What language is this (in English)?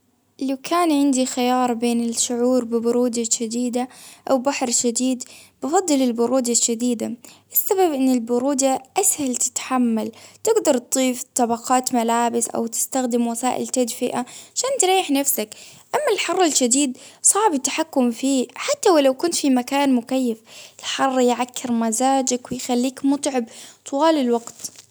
Baharna Arabic